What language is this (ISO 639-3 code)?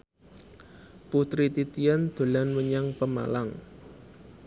jav